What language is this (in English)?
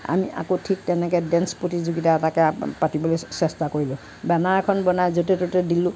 Assamese